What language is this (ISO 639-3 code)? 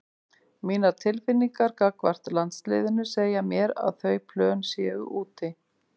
isl